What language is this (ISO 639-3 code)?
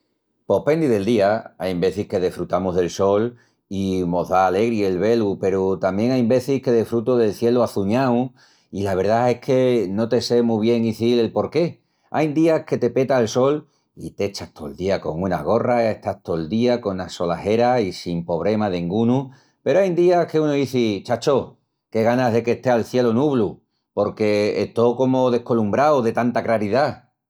ext